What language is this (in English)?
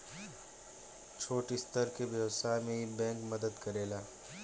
Bhojpuri